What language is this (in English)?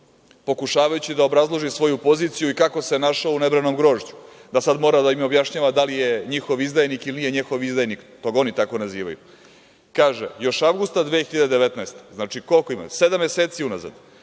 Serbian